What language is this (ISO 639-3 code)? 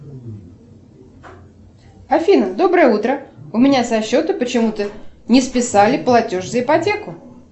rus